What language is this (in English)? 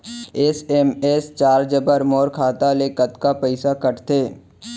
Chhattisgarhi